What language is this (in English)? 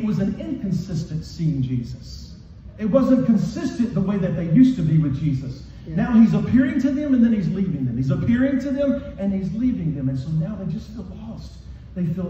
English